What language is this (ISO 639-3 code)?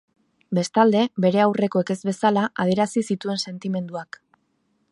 eus